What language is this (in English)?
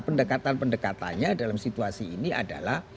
Indonesian